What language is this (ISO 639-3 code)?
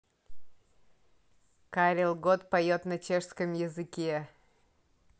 rus